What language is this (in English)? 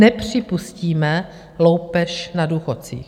Czech